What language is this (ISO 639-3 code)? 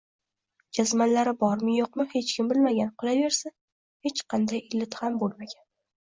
uzb